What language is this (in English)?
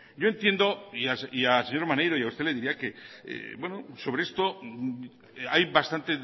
Spanish